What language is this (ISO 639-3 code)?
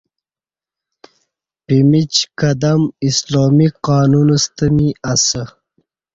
bsh